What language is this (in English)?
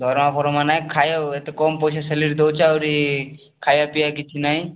Odia